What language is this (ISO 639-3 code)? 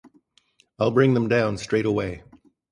eng